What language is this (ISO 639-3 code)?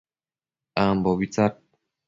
mcf